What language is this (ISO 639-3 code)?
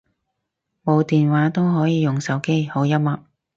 yue